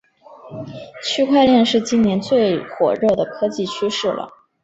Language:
Chinese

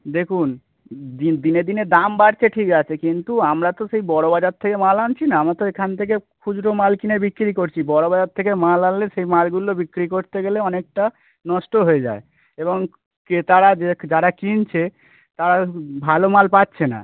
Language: Bangla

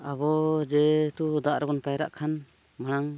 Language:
Santali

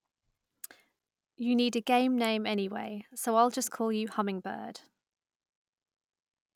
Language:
English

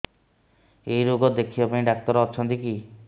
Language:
Odia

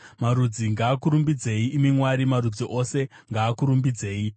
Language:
Shona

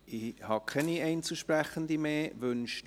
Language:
Swiss German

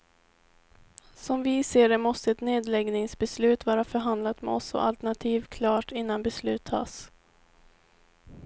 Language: Swedish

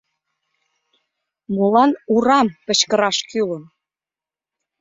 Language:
Mari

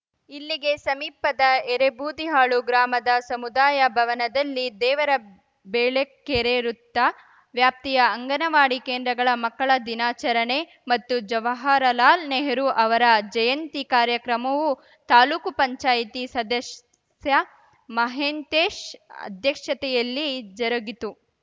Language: Kannada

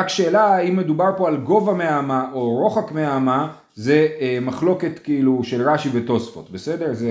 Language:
Hebrew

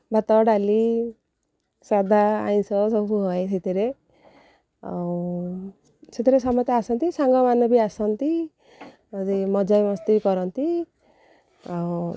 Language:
Odia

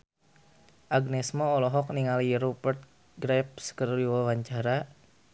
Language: Sundanese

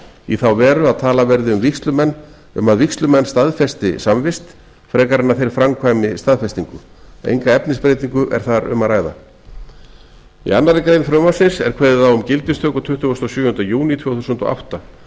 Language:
Icelandic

